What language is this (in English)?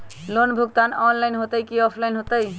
Magahi